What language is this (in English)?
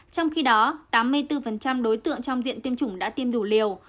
Vietnamese